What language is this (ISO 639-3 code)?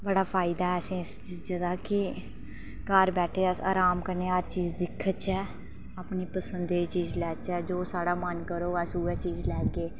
doi